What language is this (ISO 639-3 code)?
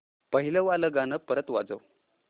mar